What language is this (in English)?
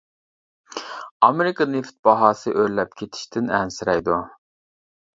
Uyghur